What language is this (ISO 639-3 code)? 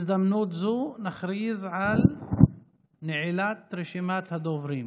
heb